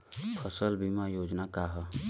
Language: Bhojpuri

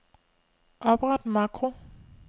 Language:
Danish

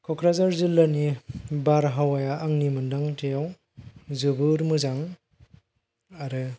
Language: Bodo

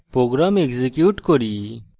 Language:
Bangla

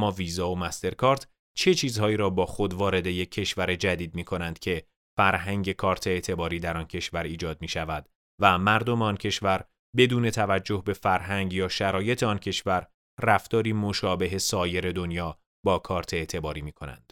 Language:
Persian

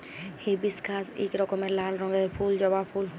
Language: Bangla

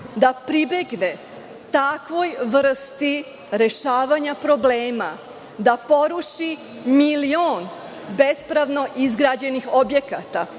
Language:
Serbian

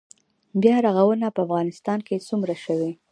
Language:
Pashto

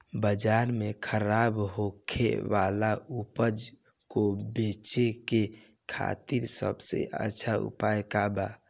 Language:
Bhojpuri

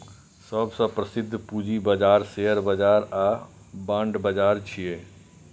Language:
Maithili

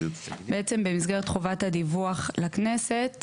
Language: Hebrew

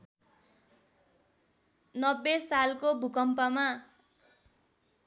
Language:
Nepali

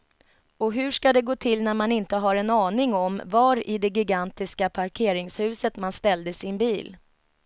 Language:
Swedish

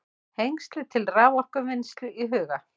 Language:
Icelandic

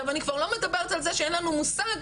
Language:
Hebrew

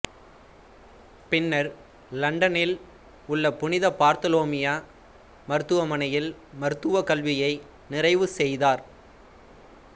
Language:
Tamil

